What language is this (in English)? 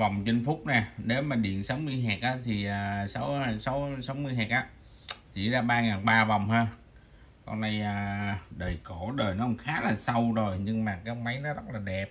Vietnamese